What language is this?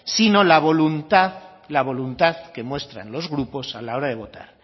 Spanish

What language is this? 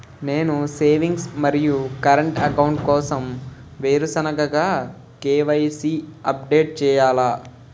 Telugu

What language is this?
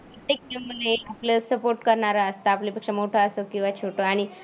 Marathi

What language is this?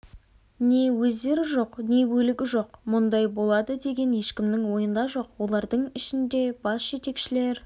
Kazakh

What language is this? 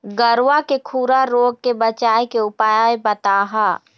Chhattisgarhi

